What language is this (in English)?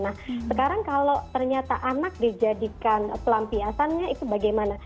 Indonesian